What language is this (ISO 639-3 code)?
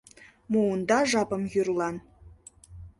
chm